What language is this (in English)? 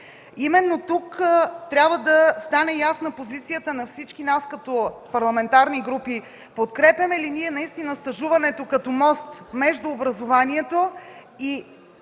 Bulgarian